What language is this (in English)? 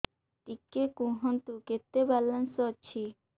Odia